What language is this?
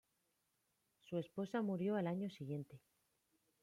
Spanish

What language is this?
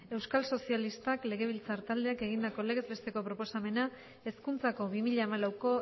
Basque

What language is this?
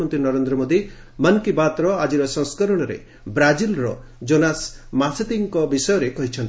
Odia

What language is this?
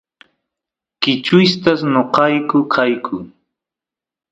Santiago del Estero Quichua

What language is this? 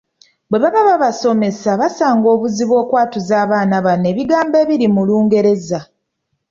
Ganda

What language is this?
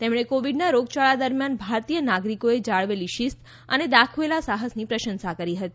Gujarati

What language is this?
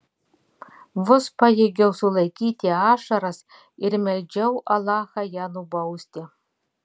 Lithuanian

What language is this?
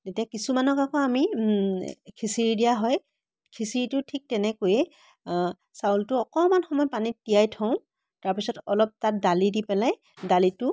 Assamese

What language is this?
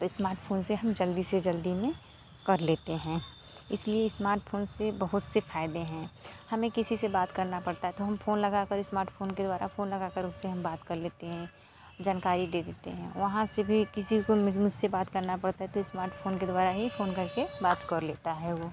Hindi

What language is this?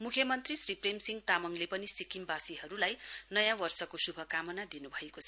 Nepali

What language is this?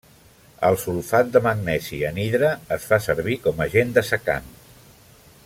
Catalan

